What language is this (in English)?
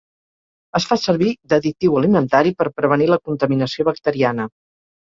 Catalan